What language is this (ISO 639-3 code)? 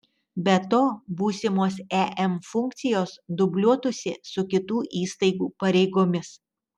lit